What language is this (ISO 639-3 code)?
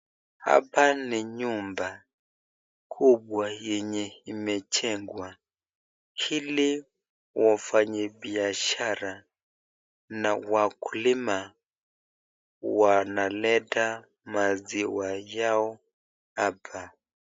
swa